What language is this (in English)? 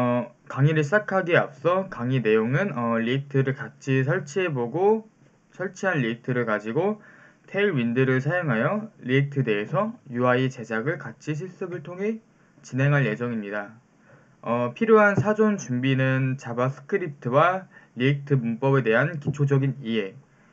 Korean